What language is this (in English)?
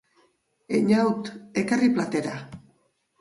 Basque